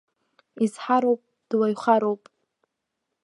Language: Abkhazian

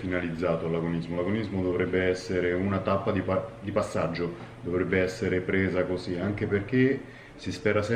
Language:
Italian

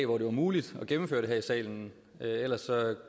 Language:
Danish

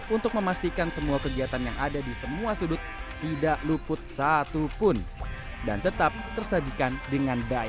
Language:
Indonesian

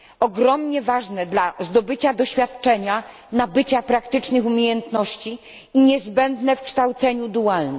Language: Polish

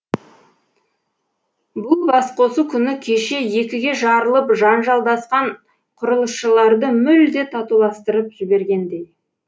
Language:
Kazakh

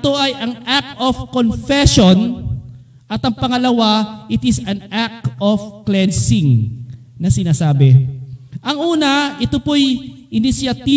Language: Filipino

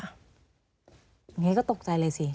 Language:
Thai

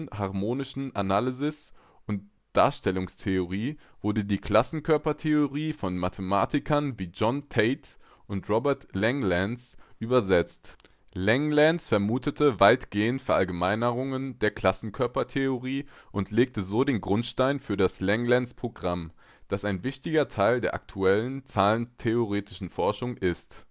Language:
German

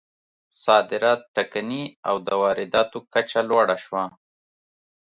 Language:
Pashto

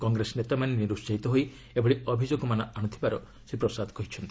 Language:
Odia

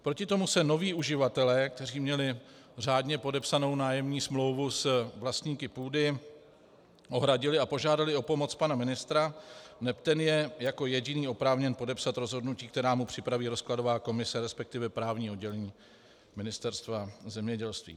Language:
Czech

